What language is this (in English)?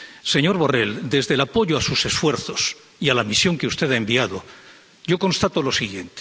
Spanish